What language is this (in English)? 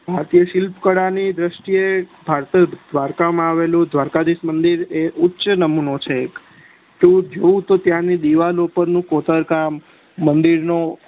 Gujarati